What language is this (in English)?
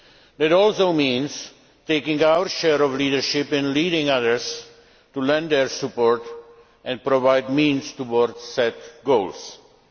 English